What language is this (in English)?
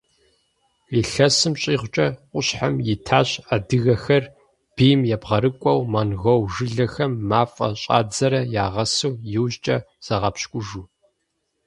Kabardian